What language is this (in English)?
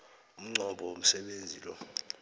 South Ndebele